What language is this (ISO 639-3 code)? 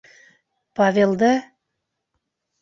bak